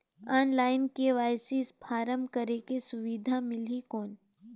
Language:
Chhattisgarhi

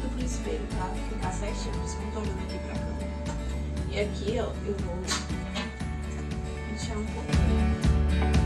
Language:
Portuguese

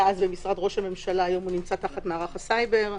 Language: Hebrew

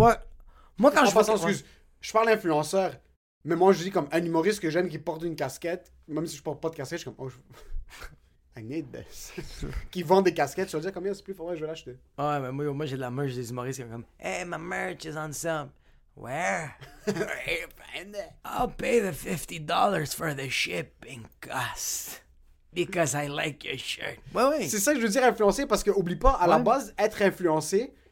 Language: French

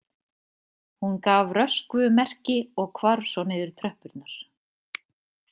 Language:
Icelandic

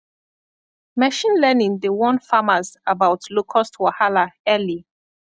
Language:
Nigerian Pidgin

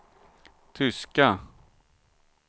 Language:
Swedish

